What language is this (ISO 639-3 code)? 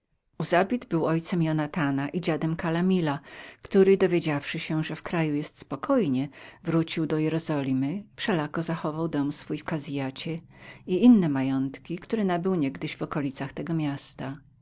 pol